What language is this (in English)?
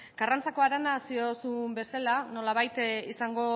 Basque